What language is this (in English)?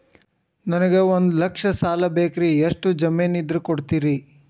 Kannada